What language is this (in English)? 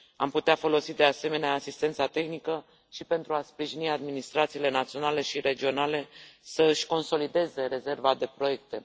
Romanian